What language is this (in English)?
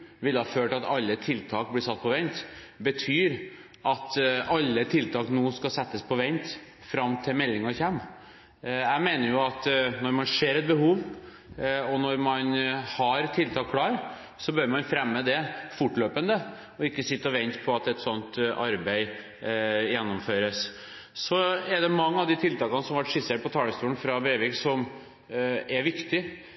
Norwegian Bokmål